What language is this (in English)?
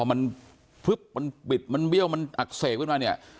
Thai